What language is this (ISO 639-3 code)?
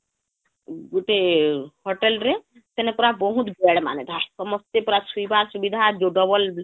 ori